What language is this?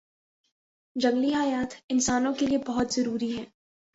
Urdu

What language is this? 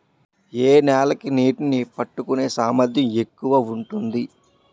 Telugu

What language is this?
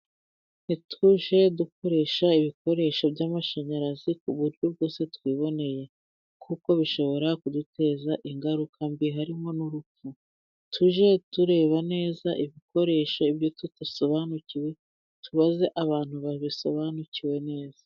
Kinyarwanda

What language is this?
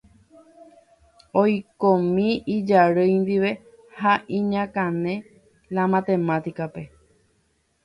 Guarani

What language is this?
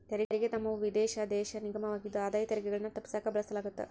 Kannada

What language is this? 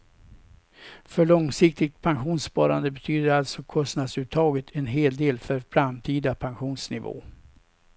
Swedish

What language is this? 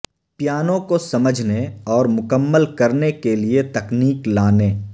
Urdu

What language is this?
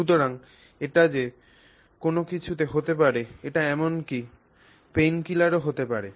Bangla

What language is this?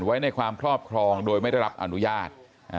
Thai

